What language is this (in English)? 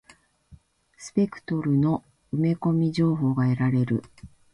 Japanese